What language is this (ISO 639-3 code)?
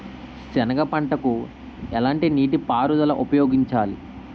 tel